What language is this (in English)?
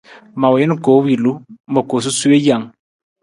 Nawdm